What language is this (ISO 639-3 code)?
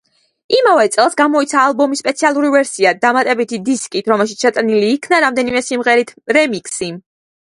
kat